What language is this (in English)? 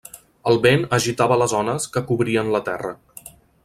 Catalan